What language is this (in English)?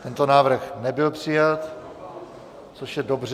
Czech